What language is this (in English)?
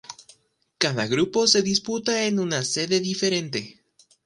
Spanish